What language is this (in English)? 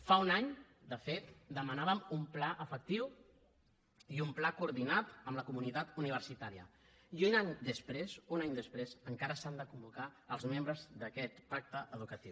Catalan